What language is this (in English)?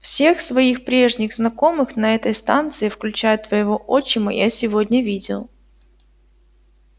Russian